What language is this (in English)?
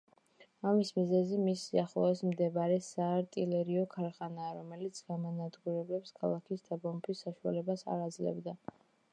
Georgian